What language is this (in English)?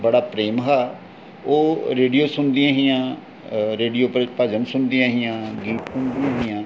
Dogri